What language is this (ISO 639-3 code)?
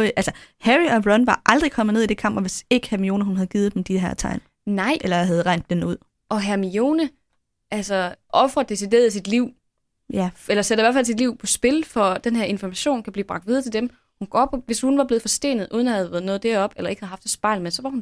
dan